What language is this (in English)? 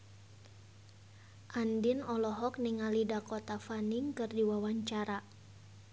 Sundanese